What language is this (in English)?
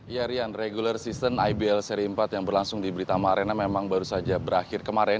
Indonesian